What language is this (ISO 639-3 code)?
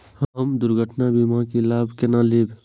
mai